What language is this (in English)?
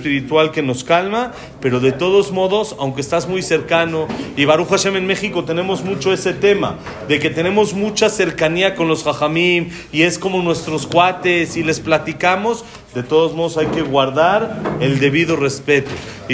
Spanish